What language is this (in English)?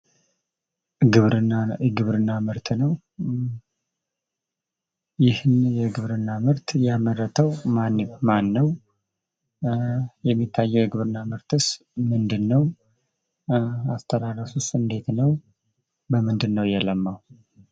Amharic